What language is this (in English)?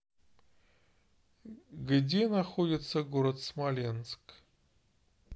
Russian